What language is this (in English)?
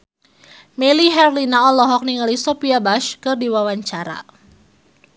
Sundanese